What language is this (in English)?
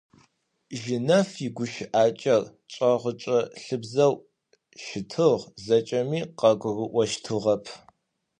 Adyghe